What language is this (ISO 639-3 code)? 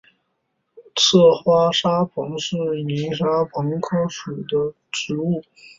zho